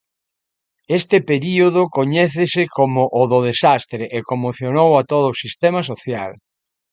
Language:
Galician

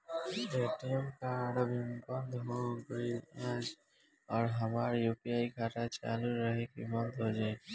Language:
Bhojpuri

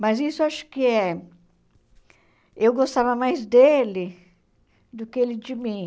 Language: Portuguese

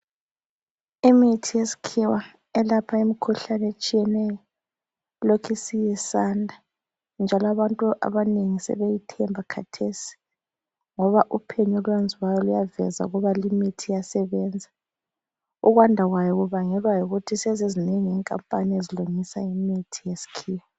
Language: North Ndebele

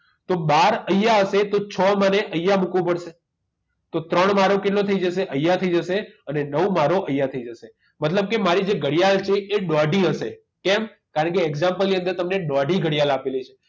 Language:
Gujarati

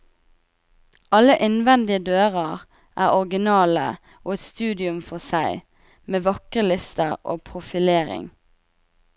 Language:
Norwegian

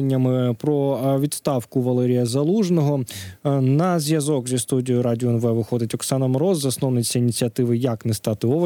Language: Ukrainian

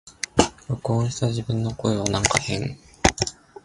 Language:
Japanese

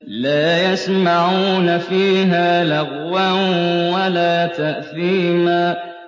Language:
Arabic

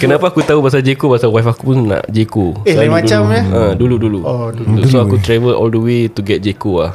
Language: Malay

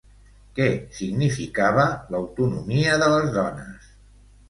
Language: Catalan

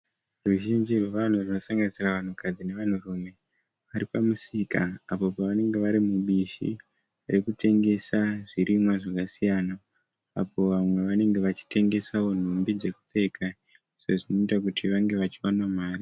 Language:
Shona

